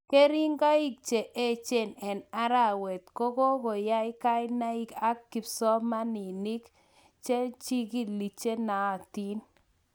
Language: Kalenjin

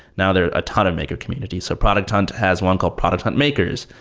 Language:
English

